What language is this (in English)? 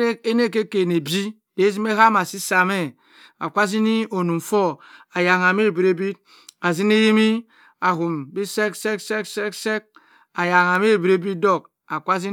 Cross River Mbembe